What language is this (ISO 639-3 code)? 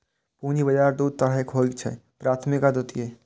mai